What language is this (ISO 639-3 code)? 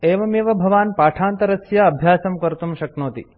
san